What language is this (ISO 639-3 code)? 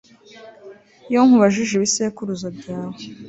kin